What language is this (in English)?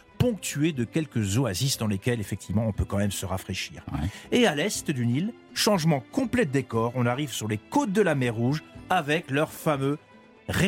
French